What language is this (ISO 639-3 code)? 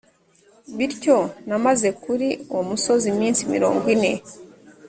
kin